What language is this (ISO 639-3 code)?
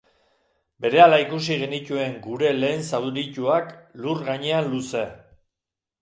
eus